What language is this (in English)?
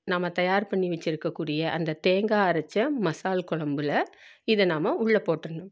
Tamil